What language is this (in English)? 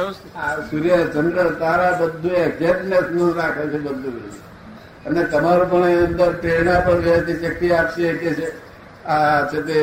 Gujarati